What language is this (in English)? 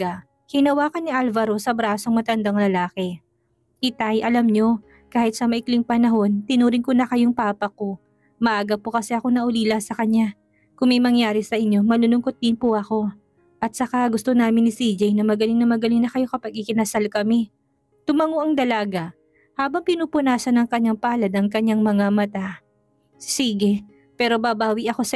Filipino